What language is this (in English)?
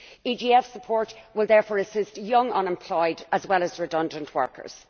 English